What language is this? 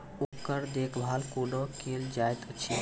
Maithili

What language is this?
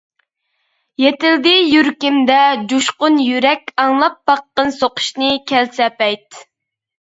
Uyghur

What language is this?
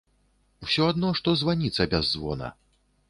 Belarusian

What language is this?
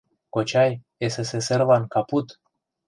Mari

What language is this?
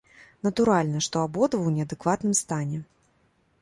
Belarusian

